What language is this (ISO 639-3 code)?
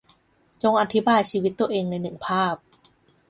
tha